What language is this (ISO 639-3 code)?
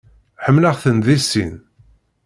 kab